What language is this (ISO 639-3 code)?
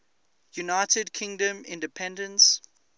eng